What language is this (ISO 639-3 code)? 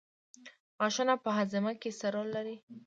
pus